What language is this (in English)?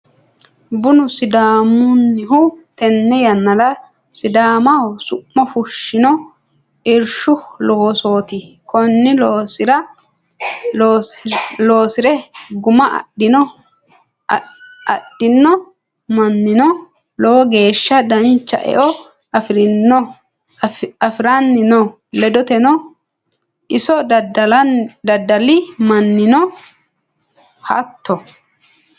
Sidamo